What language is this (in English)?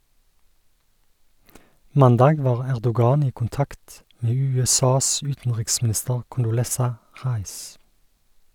Norwegian